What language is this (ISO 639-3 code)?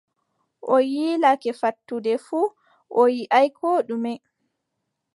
fub